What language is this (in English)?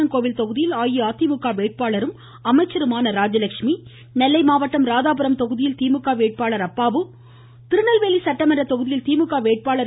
Tamil